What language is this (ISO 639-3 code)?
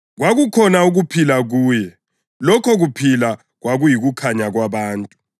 nde